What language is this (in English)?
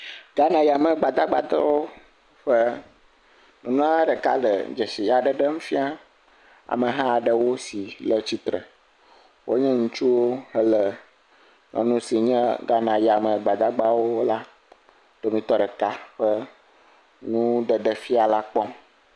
Ewe